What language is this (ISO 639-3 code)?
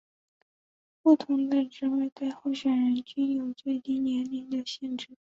zho